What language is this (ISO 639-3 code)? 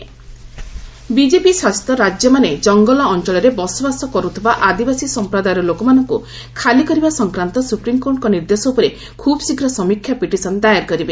ori